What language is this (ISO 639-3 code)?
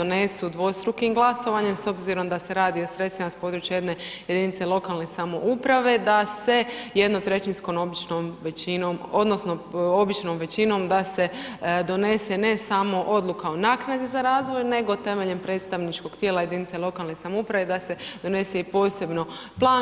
hrv